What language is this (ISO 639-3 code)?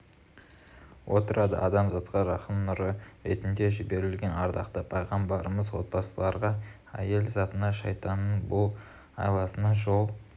kaz